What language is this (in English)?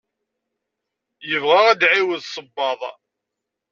Kabyle